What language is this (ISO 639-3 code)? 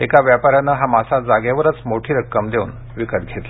mar